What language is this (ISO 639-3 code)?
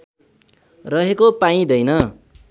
nep